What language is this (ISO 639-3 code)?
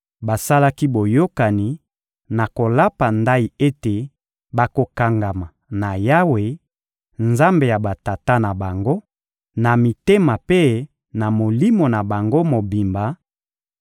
lin